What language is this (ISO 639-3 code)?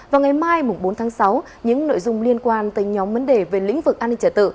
vie